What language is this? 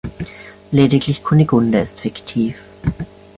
German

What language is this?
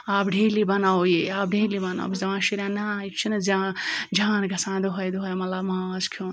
Kashmiri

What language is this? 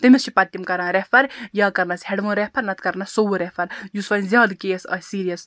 Kashmiri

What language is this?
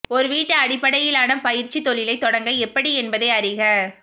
Tamil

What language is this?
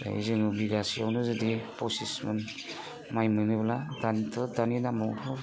Bodo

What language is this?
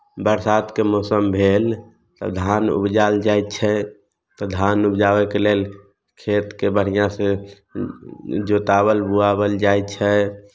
Maithili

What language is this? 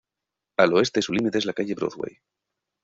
Spanish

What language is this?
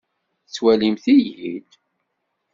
Kabyle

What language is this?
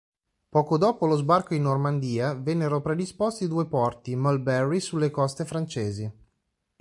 Italian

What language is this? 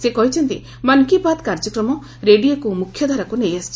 Odia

